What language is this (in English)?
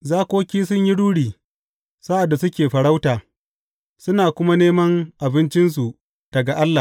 Hausa